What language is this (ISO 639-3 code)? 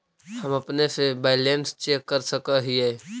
mag